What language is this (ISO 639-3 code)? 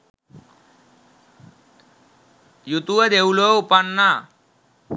sin